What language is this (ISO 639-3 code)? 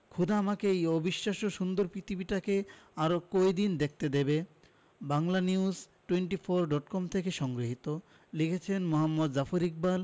ben